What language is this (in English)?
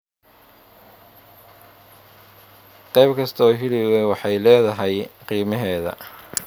Somali